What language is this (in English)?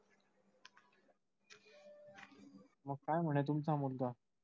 Marathi